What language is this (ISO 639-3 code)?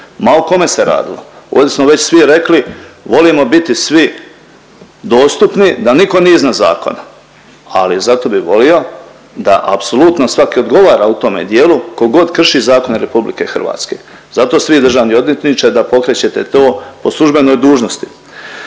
hrv